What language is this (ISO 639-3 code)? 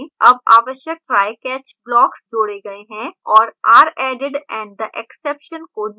hin